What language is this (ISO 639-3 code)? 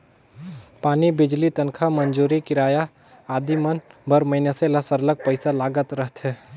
hne